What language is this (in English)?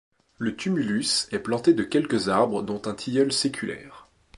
French